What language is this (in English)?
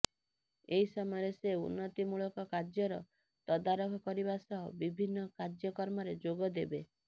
Odia